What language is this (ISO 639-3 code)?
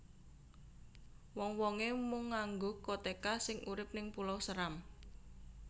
jav